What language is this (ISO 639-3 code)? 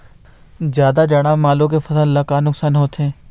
hne